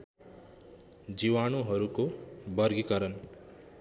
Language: Nepali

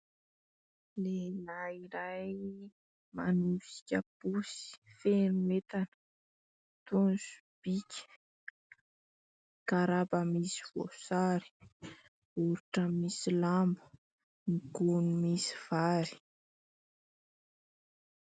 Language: Malagasy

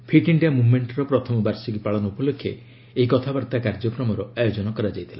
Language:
Odia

